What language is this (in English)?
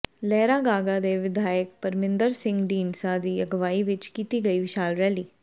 Punjabi